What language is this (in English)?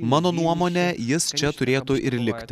Lithuanian